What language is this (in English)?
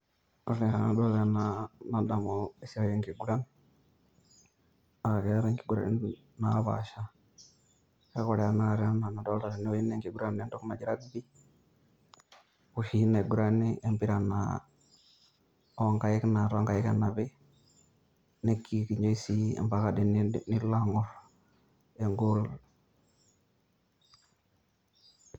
Masai